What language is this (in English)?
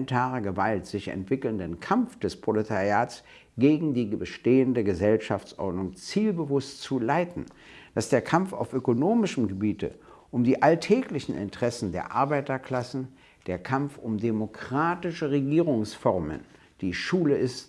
German